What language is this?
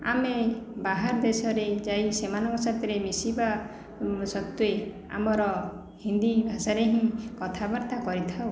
Odia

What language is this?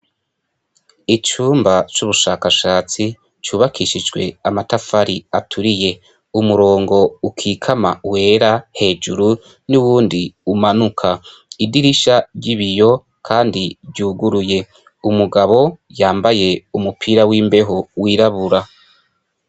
Rundi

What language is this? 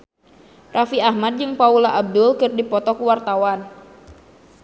Sundanese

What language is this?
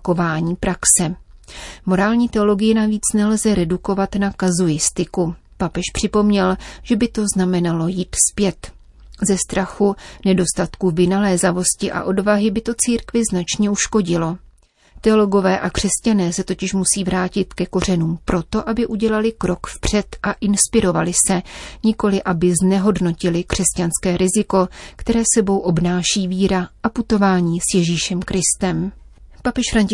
Czech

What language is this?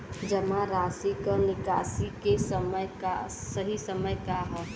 Bhojpuri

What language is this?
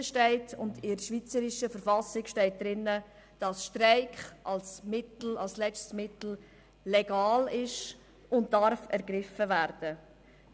Swiss German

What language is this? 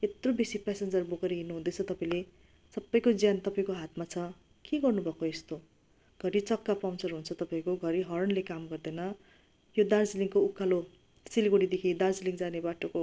Nepali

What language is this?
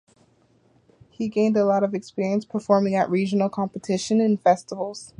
English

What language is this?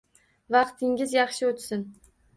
Uzbek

